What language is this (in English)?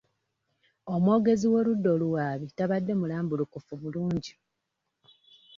Ganda